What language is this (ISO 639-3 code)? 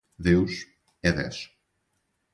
por